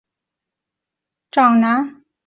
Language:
Chinese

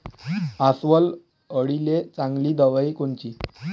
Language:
Marathi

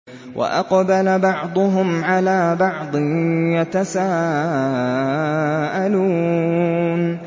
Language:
Arabic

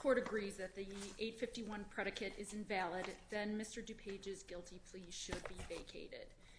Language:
English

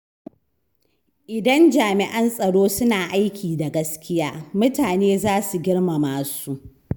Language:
Hausa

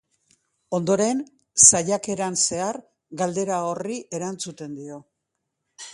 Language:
Basque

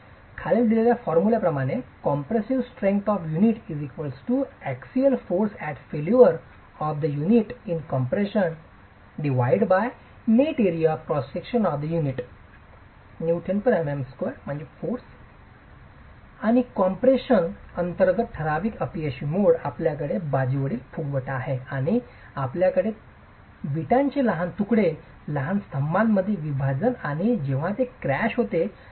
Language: Marathi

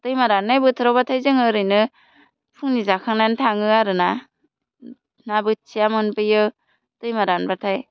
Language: Bodo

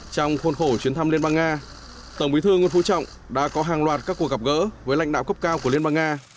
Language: Vietnamese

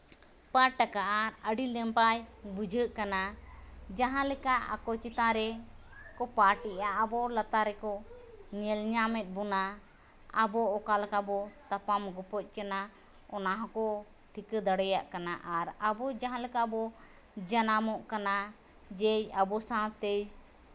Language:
Santali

